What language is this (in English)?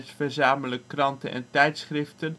Dutch